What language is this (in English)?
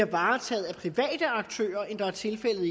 Danish